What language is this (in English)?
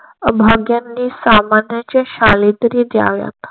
Marathi